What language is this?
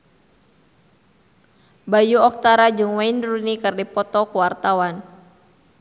Sundanese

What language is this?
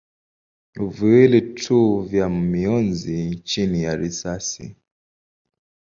Swahili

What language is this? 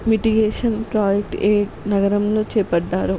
Telugu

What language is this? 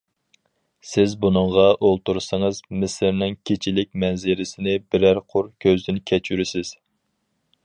Uyghur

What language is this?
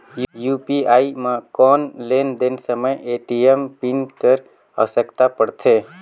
Chhattisgarhi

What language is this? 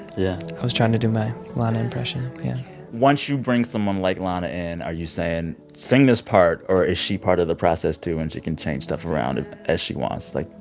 English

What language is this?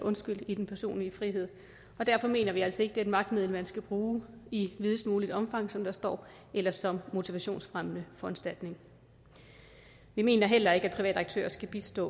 Danish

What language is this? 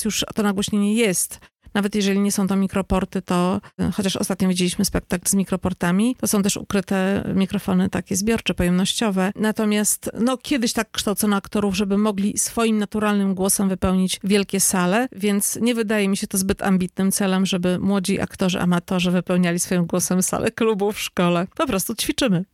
Polish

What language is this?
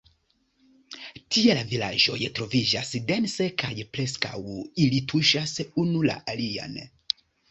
Esperanto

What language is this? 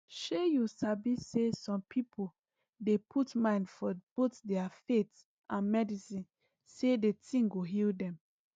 Nigerian Pidgin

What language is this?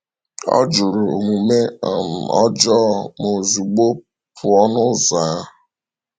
Igbo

